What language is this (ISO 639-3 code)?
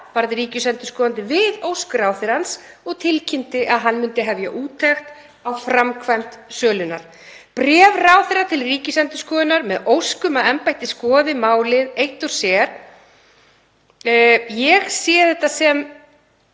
isl